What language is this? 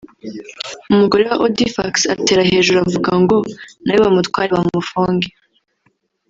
Kinyarwanda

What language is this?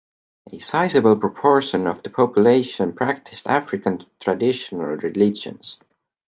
English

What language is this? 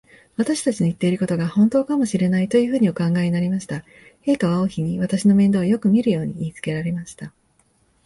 Japanese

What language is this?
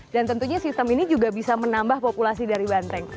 Indonesian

